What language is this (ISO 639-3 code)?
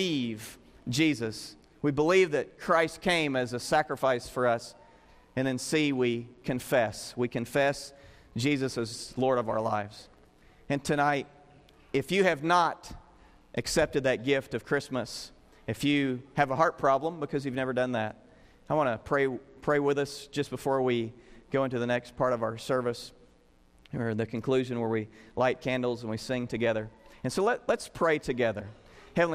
eng